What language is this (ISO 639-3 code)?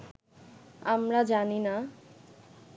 ben